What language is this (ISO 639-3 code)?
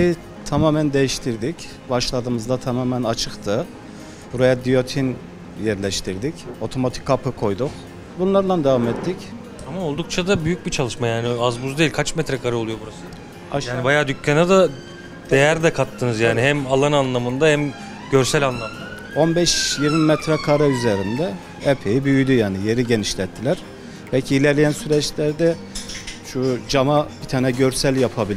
tur